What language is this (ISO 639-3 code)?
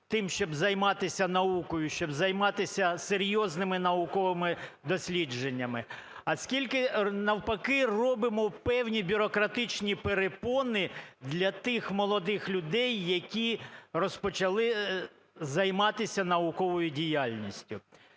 ukr